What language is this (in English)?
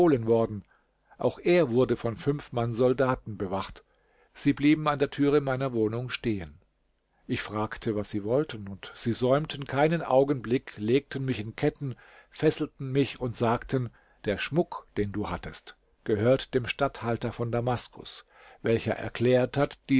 German